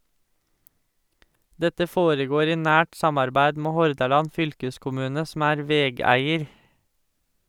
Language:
Norwegian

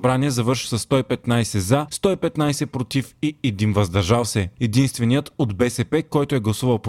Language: Bulgarian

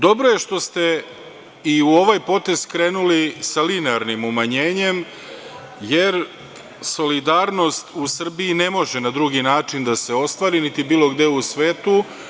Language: Serbian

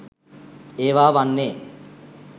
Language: Sinhala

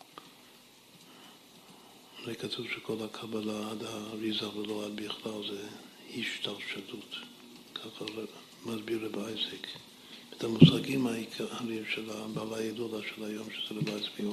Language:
Hebrew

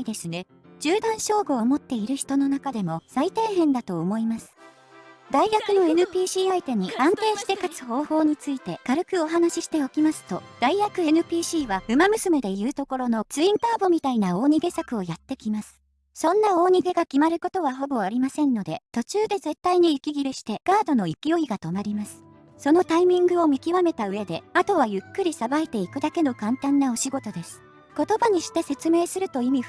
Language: Japanese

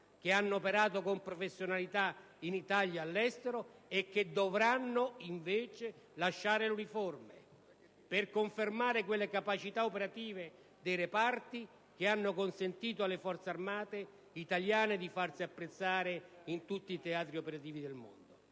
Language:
Italian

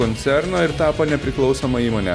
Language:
Lithuanian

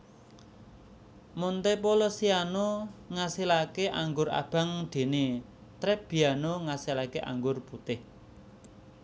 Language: Javanese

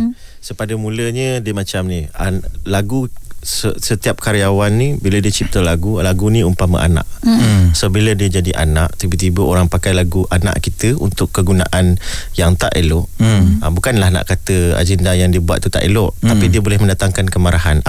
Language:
Malay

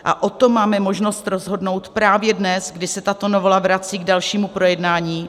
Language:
Czech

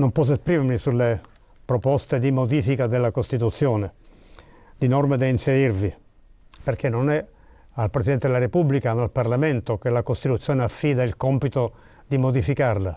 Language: Italian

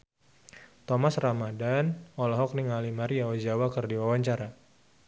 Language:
Sundanese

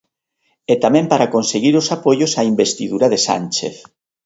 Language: Galician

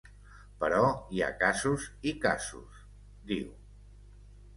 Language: Catalan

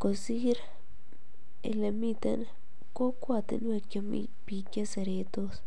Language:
Kalenjin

